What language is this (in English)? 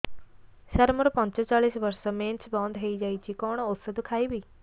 Odia